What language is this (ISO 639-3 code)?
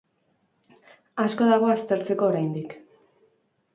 eus